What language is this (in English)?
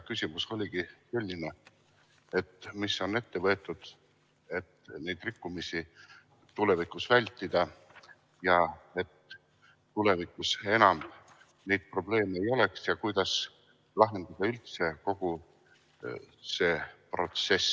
Estonian